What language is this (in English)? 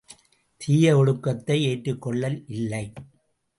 Tamil